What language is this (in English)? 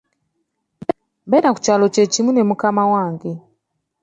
Ganda